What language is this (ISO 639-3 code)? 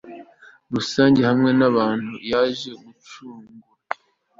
kin